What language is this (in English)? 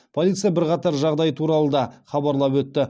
Kazakh